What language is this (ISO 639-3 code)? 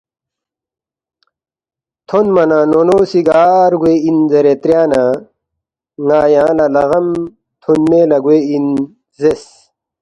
bft